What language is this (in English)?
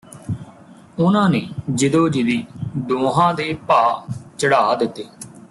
Punjabi